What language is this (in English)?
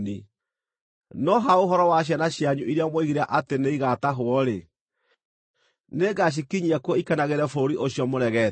Kikuyu